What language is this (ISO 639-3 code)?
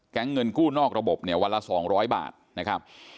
tha